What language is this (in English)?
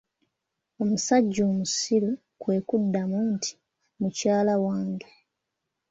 Ganda